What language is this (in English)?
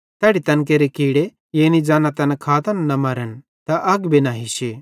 Bhadrawahi